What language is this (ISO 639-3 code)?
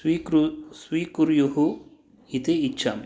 san